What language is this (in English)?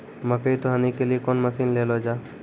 Maithili